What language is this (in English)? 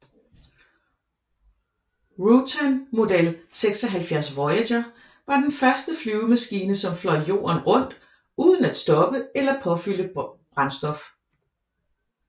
Danish